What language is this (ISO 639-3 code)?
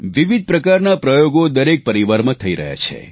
guj